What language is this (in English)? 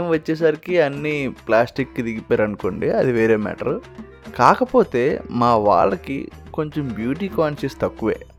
Telugu